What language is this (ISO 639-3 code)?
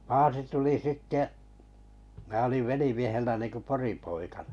fin